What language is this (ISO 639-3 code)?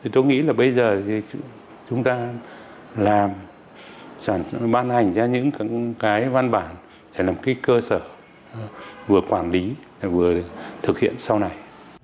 vie